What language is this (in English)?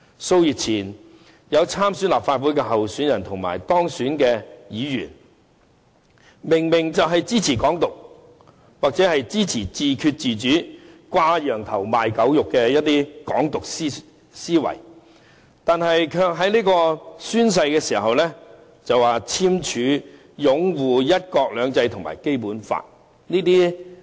Cantonese